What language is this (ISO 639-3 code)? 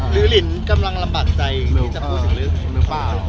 tha